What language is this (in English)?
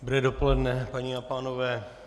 Czech